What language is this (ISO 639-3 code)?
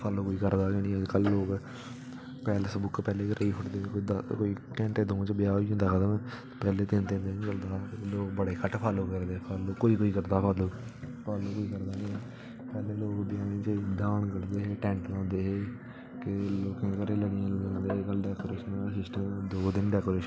doi